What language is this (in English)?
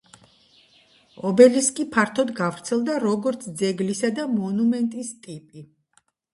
Georgian